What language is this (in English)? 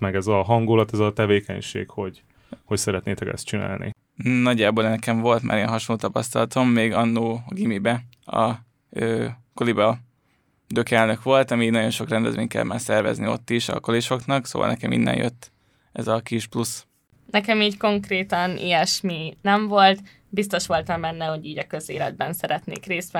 Hungarian